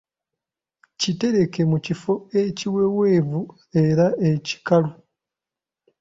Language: Ganda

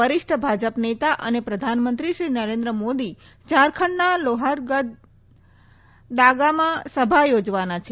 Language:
Gujarati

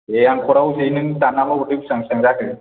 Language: Bodo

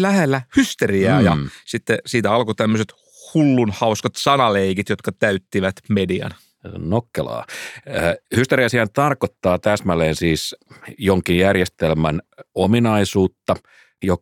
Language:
Finnish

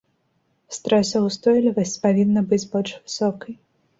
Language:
Belarusian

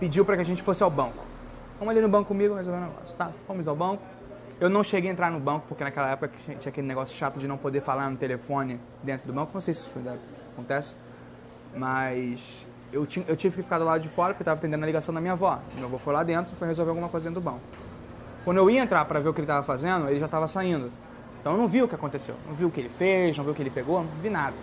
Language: Portuguese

